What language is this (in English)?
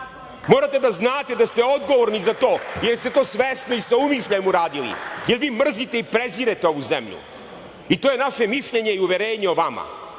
Serbian